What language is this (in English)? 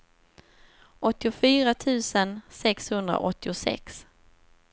Swedish